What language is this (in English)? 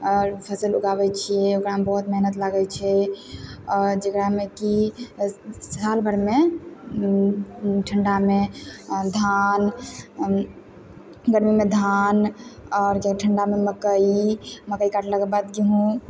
Maithili